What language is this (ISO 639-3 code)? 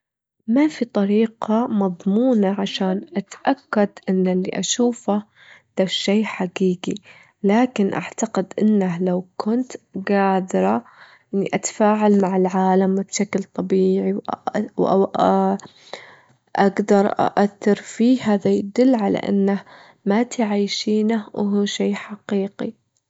afb